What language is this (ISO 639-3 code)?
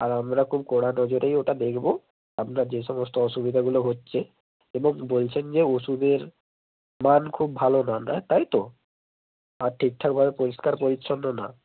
ben